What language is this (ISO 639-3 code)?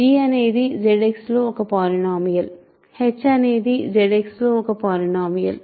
tel